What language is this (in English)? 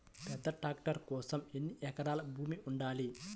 Telugu